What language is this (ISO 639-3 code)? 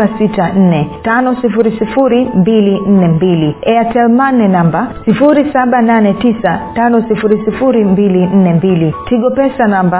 swa